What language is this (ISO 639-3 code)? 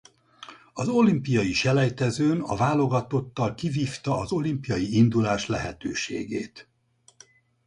hun